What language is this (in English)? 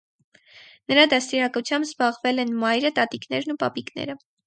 Armenian